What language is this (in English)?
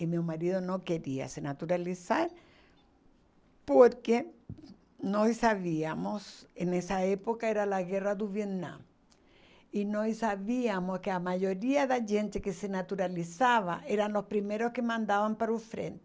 Portuguese